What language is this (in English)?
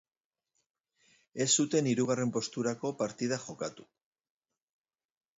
Basque